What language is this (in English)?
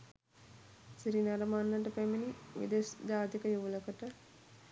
Sinhala